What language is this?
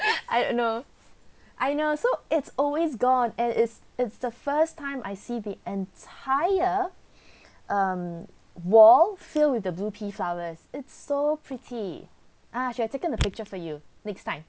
English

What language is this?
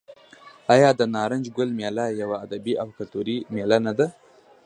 Pashto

